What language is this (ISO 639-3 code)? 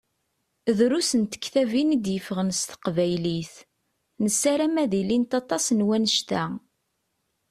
kab